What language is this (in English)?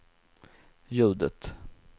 Swedish